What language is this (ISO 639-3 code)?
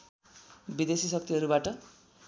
nep